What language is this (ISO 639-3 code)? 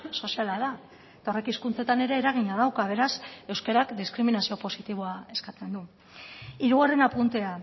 eus